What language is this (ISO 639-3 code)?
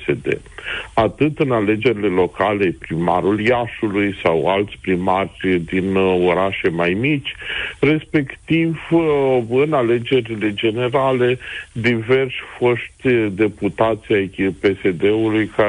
ron